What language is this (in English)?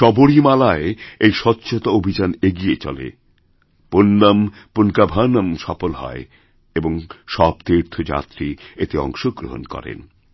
Bangla